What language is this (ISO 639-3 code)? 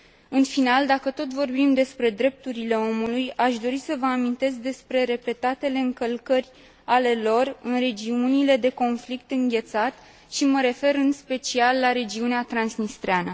ron